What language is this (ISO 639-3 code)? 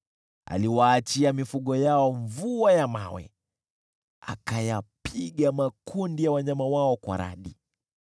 swa